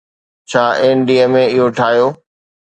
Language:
Sindhi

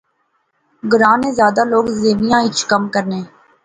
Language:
Pahari-Potwari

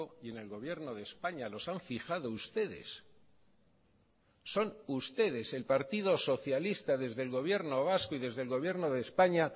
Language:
Spanish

